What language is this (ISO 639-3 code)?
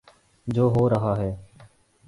urd